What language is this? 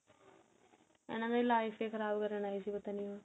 Punjabi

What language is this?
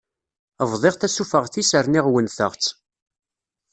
Kabyle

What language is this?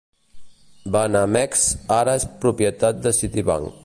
Catalan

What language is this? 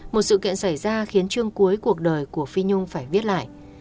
Vietnamese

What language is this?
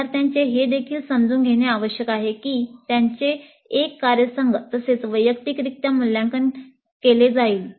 Marathi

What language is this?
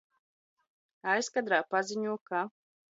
Latvian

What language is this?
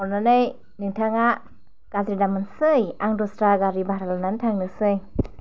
Bodo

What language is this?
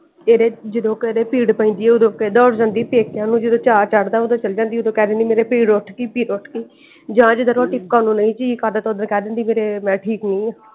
Punjabi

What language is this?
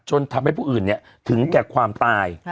Thai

